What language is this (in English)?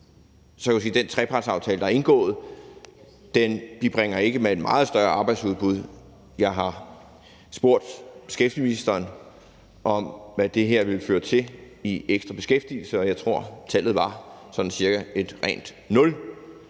Danish